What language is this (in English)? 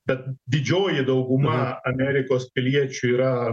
Lithuanian